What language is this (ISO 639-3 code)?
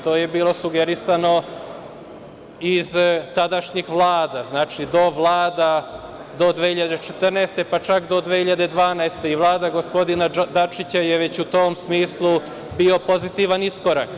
srp